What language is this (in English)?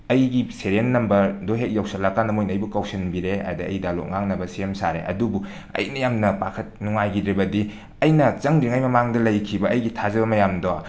Manipuri